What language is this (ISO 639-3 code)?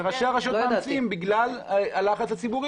heb